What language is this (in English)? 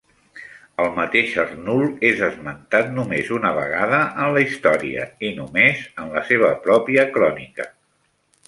Catalan